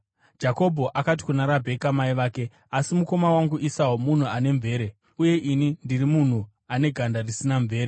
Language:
Shona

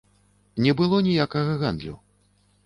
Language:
Belarusian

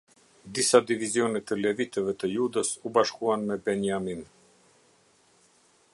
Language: Albanian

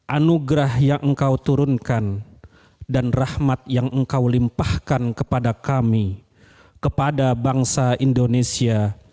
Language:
Indonesian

